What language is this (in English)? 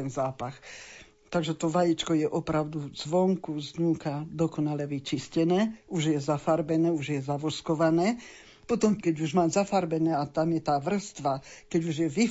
Slovak